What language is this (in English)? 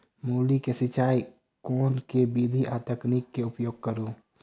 Maithili